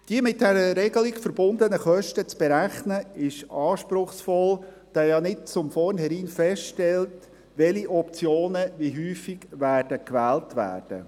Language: Swiss German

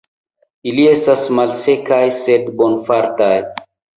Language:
Esperanto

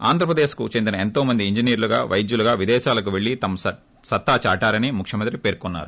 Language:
Telugu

